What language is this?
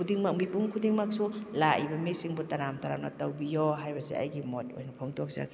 Manipuri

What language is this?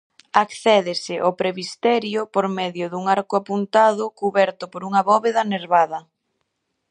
Galician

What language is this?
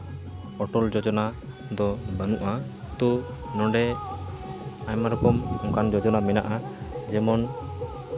Santali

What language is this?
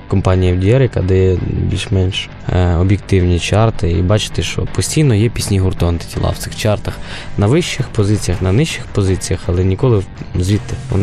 Ukrainian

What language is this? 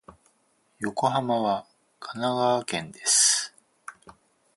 Japanese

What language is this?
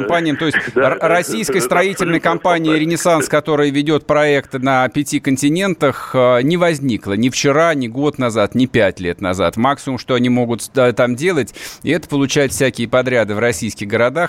Russian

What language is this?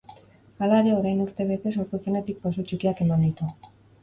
Basque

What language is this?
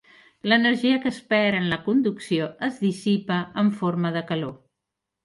Catalan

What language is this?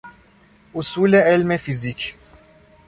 Persian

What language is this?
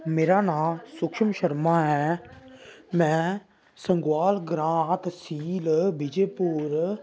Dogri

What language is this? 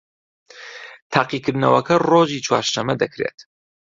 Central Kurdish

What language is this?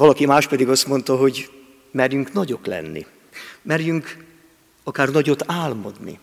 Hungarian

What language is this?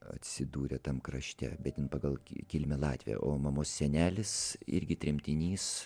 Lithuanian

